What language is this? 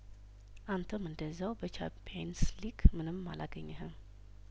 Amharic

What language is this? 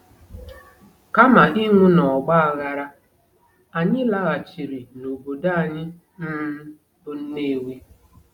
Igbo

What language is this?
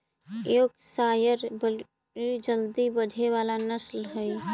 Magahi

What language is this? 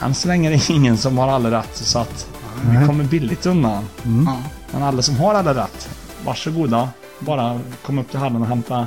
Swedish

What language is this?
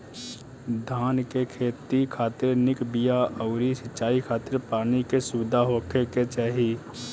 Bhojpuri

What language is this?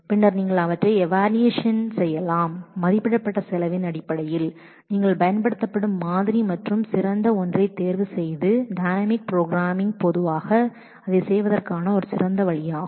Tamil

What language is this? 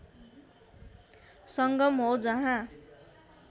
Nepali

